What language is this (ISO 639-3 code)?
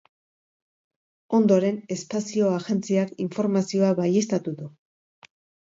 eus